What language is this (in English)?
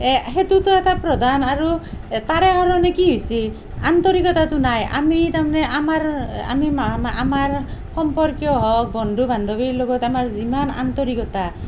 Assamese